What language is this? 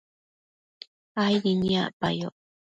Matsés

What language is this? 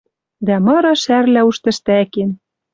Western Mari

